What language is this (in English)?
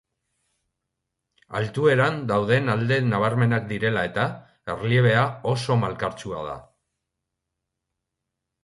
Basque